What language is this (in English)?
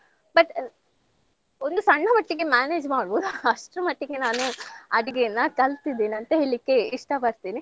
Kannada